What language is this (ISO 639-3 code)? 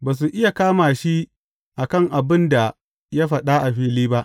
hau